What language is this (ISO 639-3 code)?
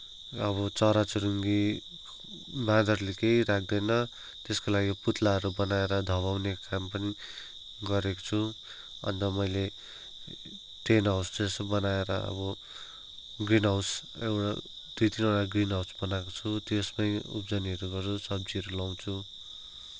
nep